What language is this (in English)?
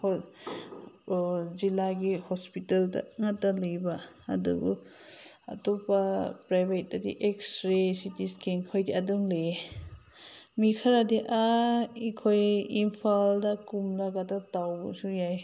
Manipuri